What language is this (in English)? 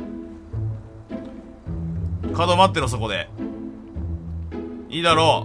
Japanese